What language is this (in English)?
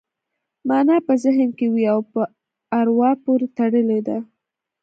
Pashto